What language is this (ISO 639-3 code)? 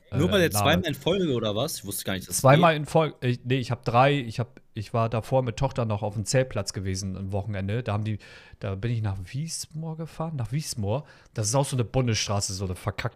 deu